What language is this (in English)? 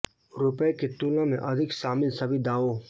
Hindi